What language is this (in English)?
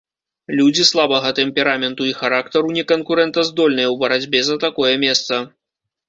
Belarusian